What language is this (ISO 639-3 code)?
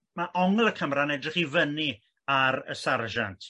cym